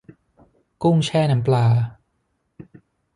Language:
Thai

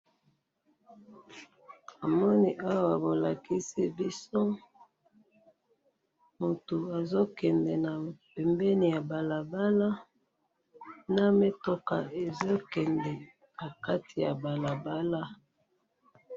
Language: Lingala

